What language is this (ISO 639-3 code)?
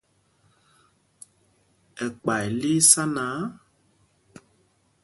mgg